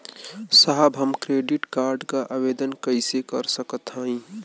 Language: Bhojpuri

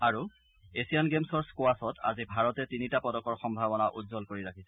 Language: Assamese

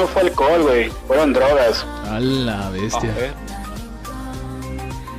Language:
Spanish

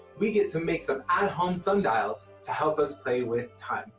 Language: English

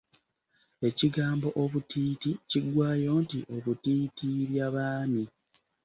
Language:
Ganda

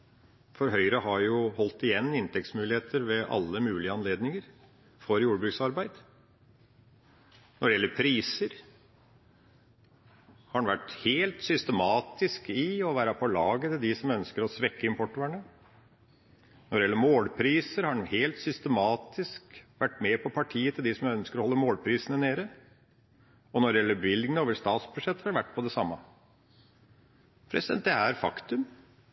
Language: Norwegian Bokmål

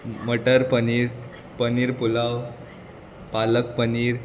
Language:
Konkani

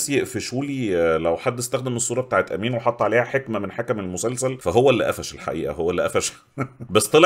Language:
Arabic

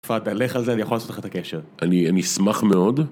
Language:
Hebrew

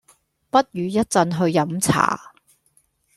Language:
Cantonese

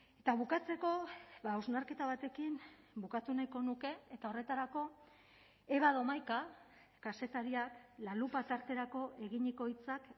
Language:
Basque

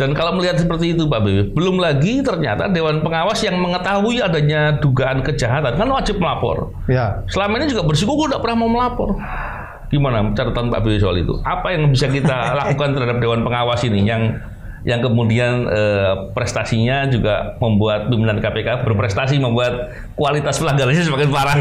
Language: Indonesian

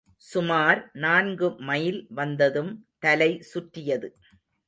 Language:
Tamil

